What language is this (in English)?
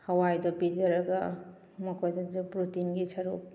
Manipuri